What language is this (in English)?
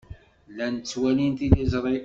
Kabyle